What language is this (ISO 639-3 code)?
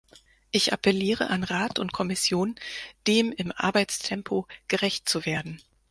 deu